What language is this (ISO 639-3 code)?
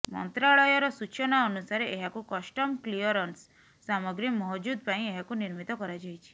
ori